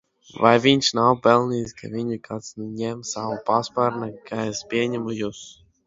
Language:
Latvian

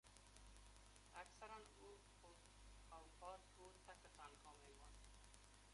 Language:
Persian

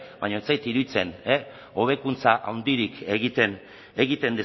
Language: Basque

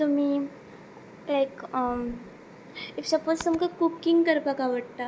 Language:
Konkani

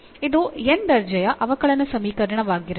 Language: Kannada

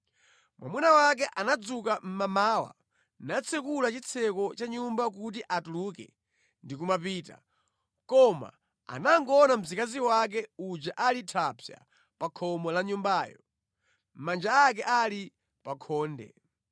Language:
Nyanja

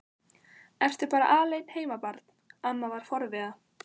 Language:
Icelandic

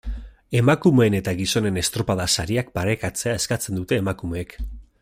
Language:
Basque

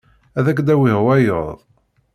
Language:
Kabyle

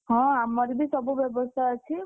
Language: Odia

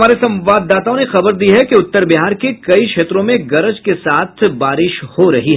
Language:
Hindi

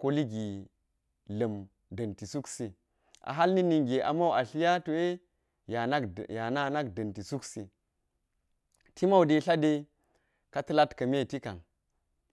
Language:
Geji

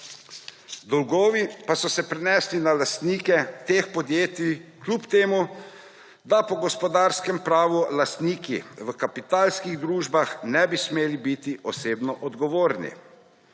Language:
Slovenian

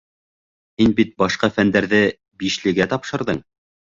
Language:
Bashkir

